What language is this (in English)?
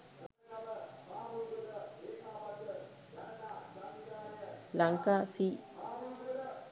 Sinhala